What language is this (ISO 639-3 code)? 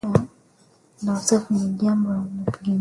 swa